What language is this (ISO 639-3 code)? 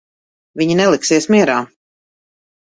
lav